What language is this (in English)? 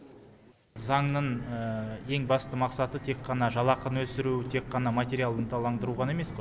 Kazakh